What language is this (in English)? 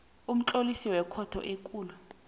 South Ndebele